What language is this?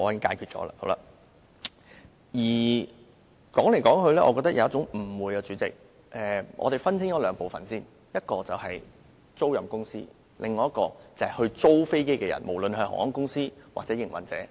Cantonese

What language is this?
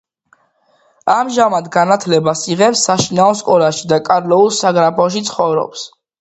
Georgian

